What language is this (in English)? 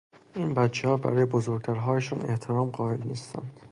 Persian